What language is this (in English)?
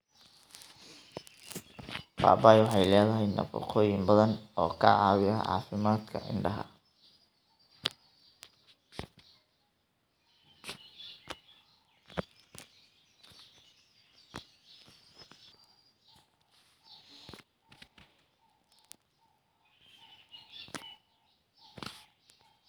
Somali